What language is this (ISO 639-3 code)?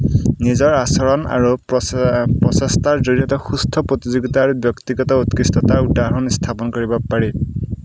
asm